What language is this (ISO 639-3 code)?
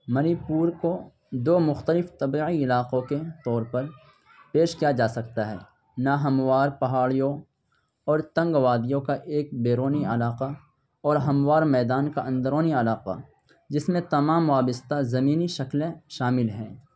urd